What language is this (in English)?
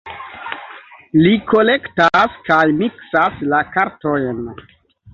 Esperanto